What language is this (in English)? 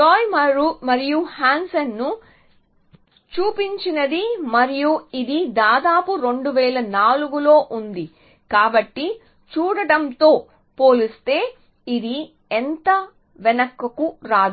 Telugu